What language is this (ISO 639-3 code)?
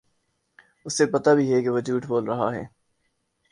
urd